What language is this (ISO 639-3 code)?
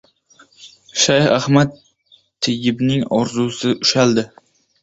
uzb